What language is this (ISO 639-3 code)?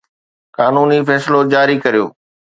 snd